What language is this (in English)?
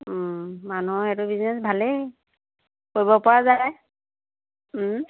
Assamese